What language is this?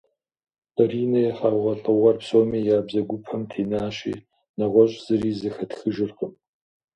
Kabardian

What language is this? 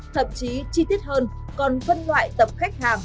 Vietnamese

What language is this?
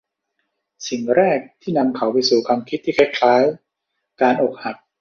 Thai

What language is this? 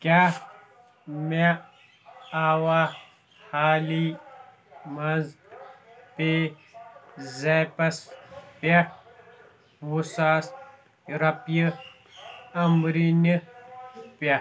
Kashmiri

